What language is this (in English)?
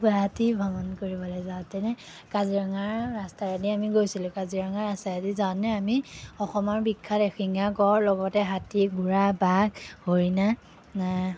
Assamese